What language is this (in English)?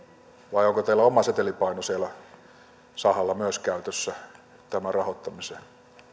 Finnish